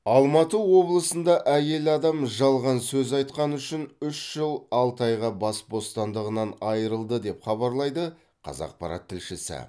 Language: Kazakh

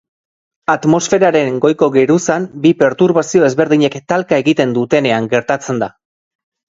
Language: Basque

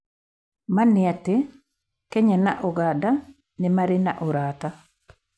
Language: Kikuyu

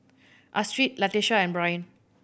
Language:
English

